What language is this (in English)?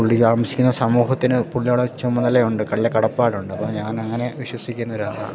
Malayalam